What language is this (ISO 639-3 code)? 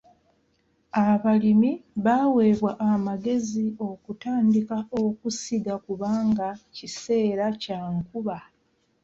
lug